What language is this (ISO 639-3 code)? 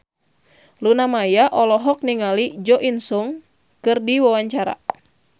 sun